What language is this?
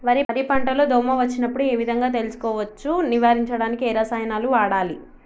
Telugu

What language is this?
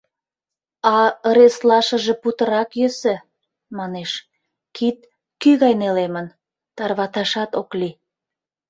Mari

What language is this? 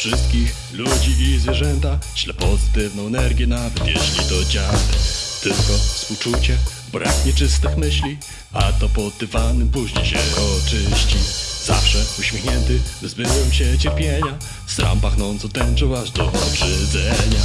Polish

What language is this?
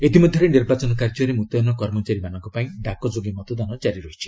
Odia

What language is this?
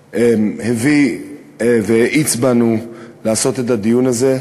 Hebrew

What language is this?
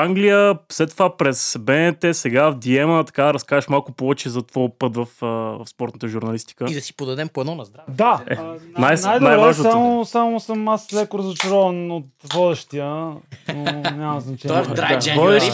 Bulgarian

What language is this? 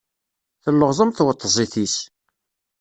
Kabyle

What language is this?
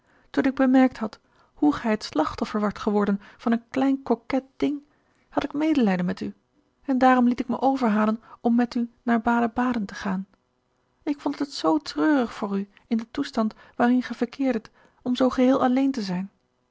Dutch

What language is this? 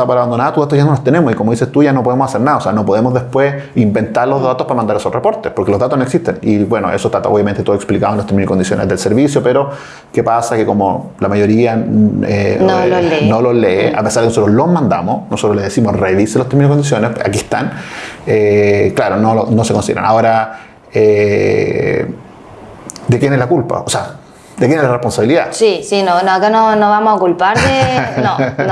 Spanish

